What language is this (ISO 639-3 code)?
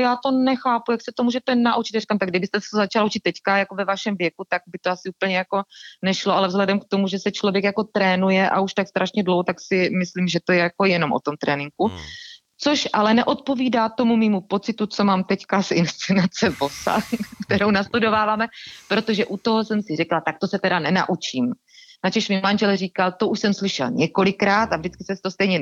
ces